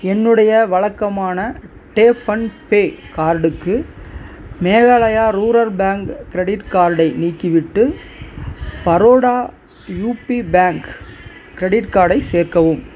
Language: Tamil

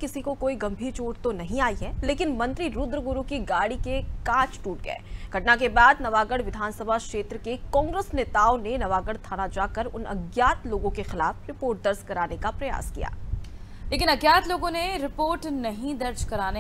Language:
Hindi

